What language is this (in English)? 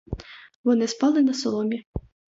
Ukrainian